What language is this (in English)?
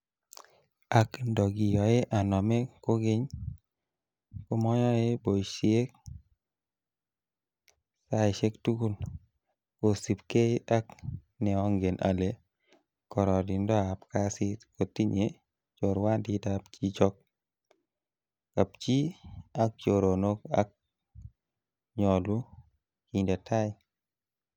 Kalenjin